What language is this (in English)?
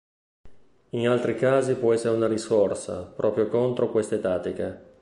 Italian